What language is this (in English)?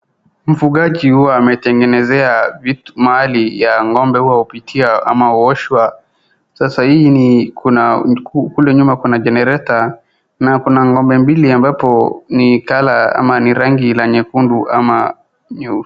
Swahili